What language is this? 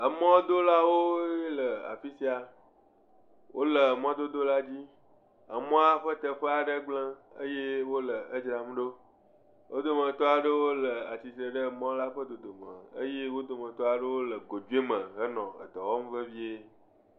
Ewe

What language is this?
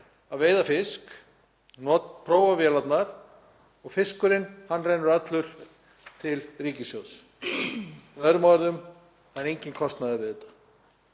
Icelandic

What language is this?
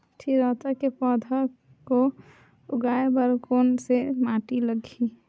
Chhattisgarhi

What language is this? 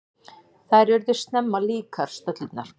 Icelandic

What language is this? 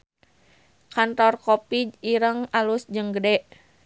Sundanese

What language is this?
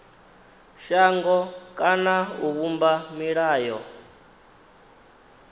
Venda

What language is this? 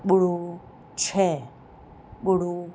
Sindhi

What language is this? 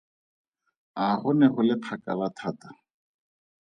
Tswana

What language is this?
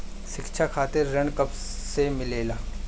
Bhojpuri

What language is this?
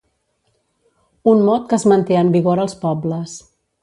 Catalan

